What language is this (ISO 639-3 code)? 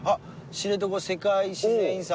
jpn